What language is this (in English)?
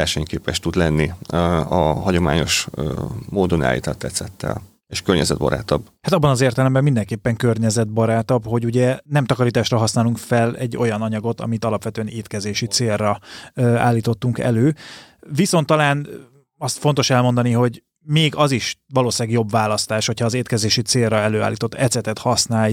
Hungarian